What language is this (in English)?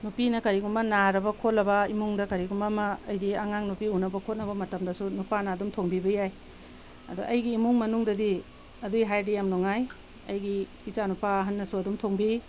Manipuri